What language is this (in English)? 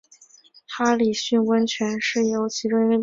Chinese